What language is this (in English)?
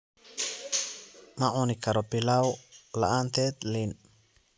Somali